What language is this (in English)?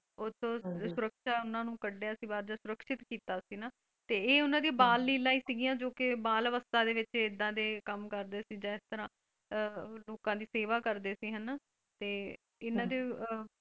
Punjabi